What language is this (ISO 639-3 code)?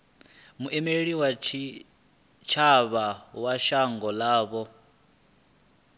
ven